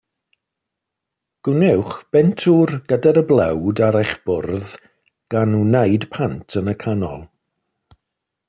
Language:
Welsh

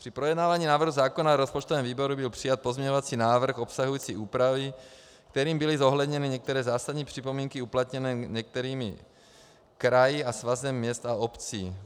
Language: Czech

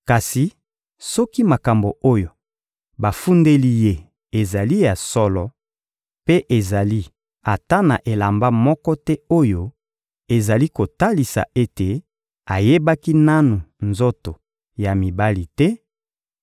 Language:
Lingala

